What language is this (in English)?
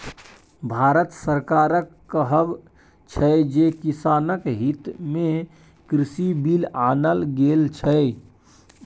Maithili